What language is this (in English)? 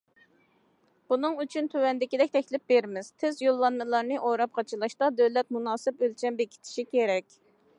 Uyghur